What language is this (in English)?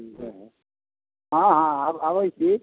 Maithili